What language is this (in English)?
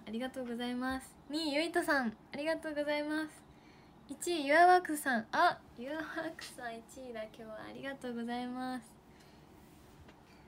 Japanese